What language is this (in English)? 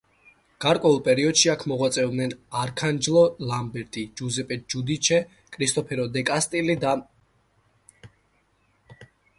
Georgian